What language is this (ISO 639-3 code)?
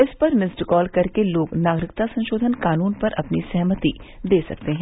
hin